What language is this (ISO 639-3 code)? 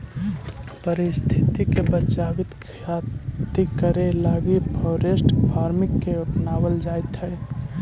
mag